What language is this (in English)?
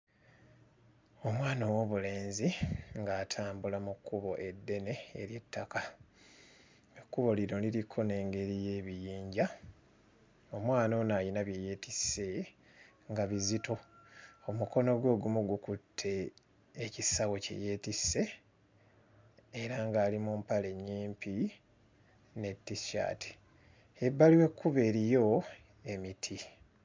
Ganda